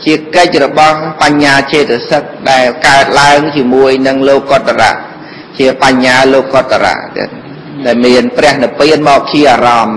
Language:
Vietnamese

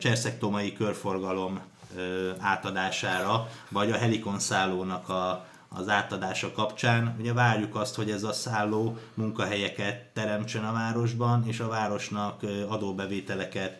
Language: Hungarian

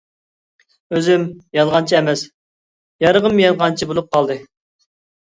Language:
Uyghur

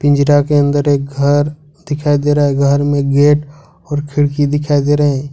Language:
Hindi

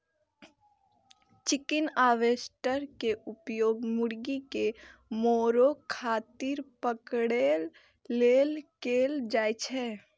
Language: Maithili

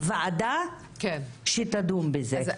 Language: Hebrew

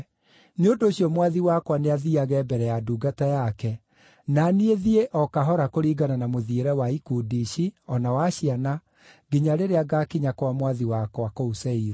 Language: Kikuyu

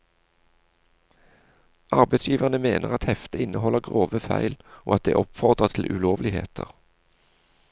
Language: Norwegian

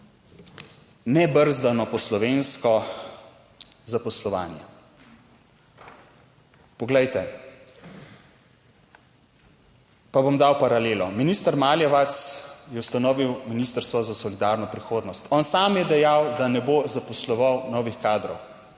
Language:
Slovenian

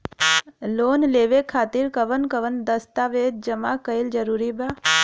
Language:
Bhojpuri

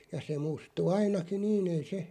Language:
Finnish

